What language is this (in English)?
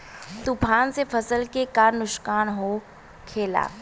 Bhojpuri